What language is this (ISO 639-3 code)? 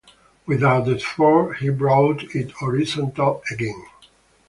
eng